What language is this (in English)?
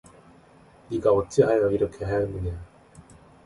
Korean